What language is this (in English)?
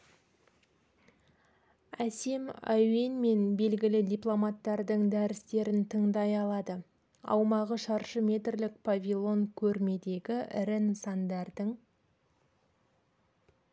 Kazakh